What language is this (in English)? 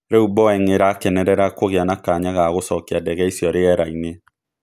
Kikuyu